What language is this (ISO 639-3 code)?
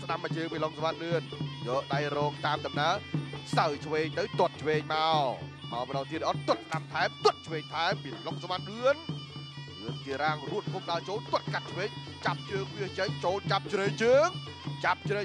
tha